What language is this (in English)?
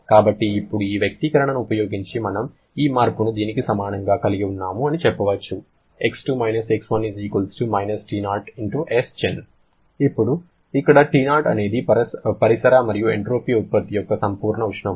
Telugu